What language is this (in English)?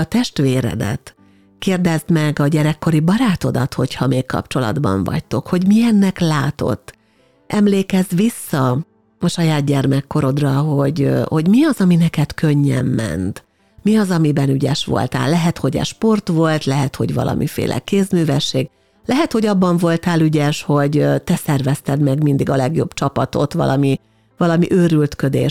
Hungarian